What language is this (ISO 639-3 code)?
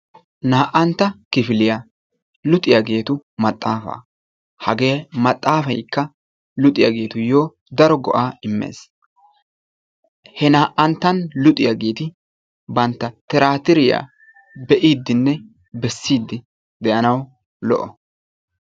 wal